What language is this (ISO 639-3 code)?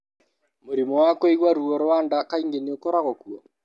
kik